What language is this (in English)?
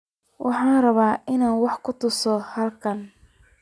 Somali